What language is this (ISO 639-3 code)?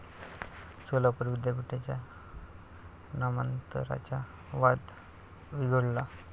mar